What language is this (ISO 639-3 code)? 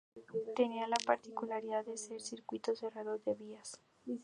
spa